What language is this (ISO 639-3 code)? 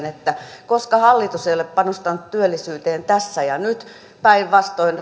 fin